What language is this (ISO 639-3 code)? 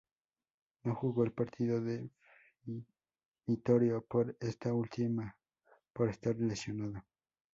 spa